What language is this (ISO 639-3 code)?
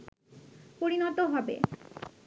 ben